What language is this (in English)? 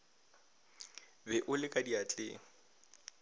Northern Sotho